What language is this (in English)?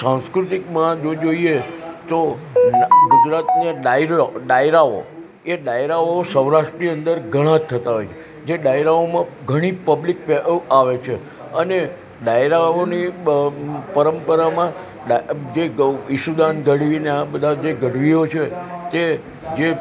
Gujarati